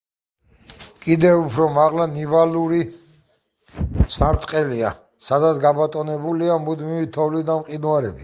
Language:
Georgian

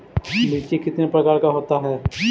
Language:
Magahi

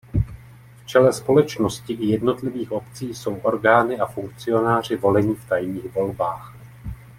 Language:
Czech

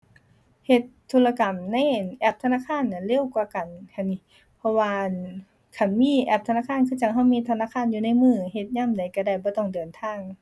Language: Thai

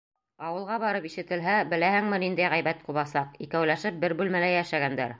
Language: Bashkir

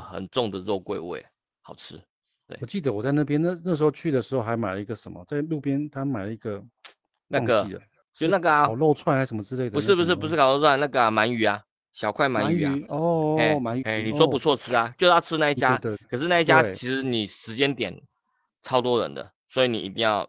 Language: Chinese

